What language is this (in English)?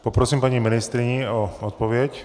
Czech